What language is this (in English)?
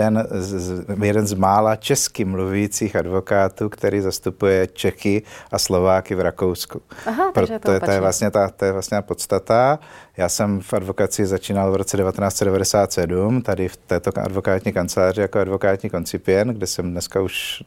Czech